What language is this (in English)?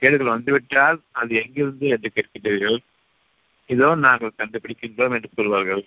Tamil